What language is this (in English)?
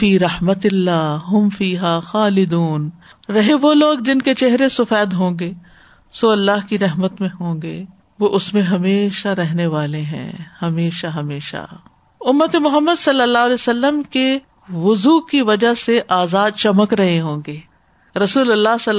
Urdu